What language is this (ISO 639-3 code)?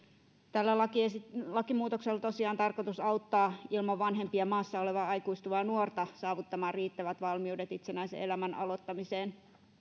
fin